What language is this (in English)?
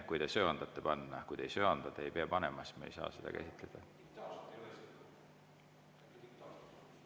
Estonian